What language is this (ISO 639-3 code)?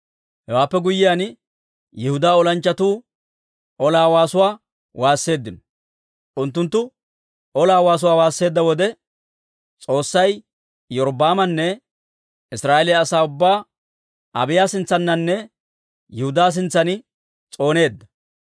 dwr